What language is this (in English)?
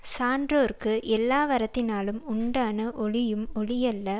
Tamil